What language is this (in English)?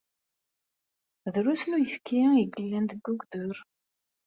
Kabyle